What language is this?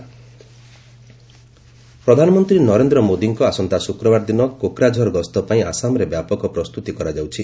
Odia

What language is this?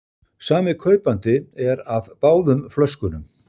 Icelandic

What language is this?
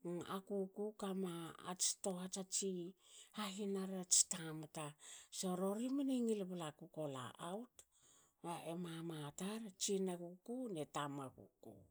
Hakö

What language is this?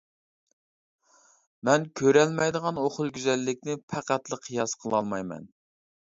Uyghur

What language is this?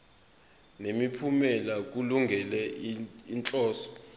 Zulu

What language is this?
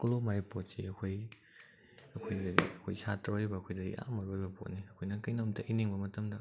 Manipuri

